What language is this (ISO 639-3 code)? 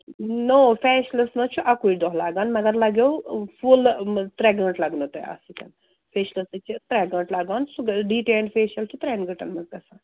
kas